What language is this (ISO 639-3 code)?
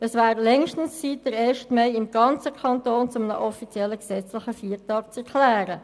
gsw